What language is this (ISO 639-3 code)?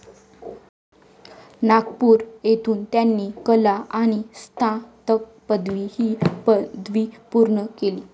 mar